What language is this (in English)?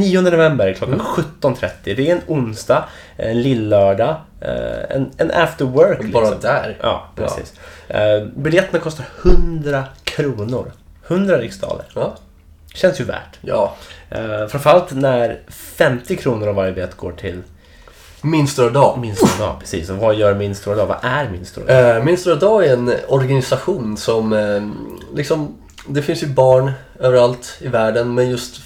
Swedish